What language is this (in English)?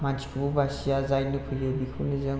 Bodo